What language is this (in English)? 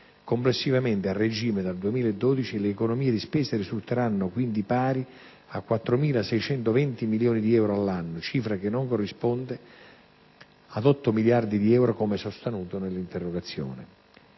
Italian